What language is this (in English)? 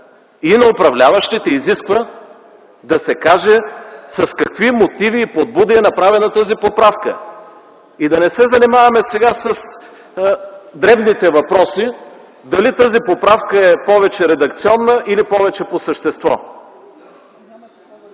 Bulgarian